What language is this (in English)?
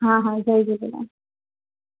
Sindhi